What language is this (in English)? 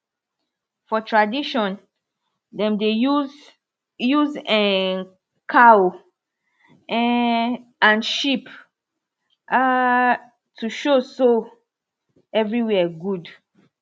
Nigerian Pidgin